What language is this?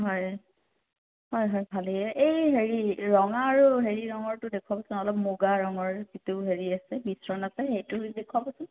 Assamese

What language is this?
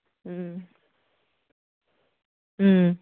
Manipuri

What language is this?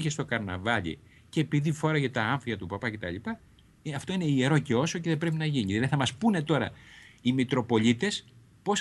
Greek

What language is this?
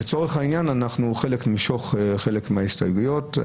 Hebrew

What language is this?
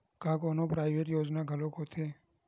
Chhattisgarhi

